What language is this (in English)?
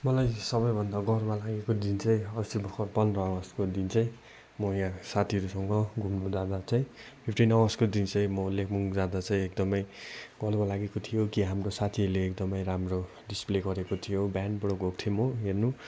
Nepali